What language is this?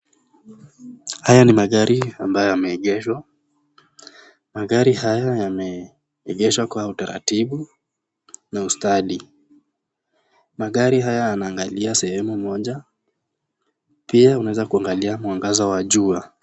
Swahili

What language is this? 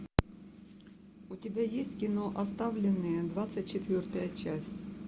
Russian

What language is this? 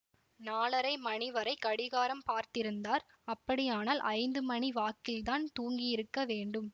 Tamil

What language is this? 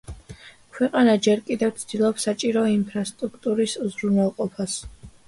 Georgian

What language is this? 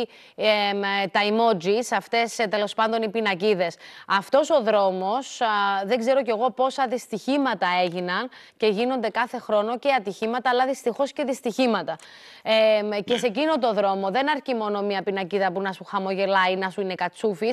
Greek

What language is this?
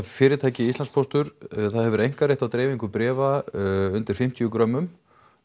Icelandic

